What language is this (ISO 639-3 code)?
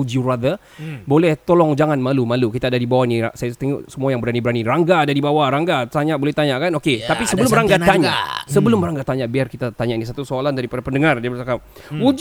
msa